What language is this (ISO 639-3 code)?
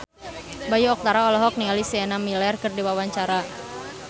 sun